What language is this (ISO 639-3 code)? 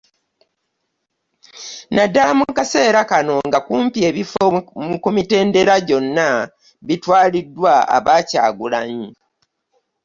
lug